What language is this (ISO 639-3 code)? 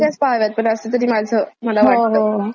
mar